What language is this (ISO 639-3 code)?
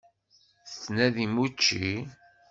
kab